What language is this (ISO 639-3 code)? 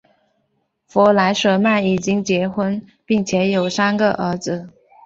zho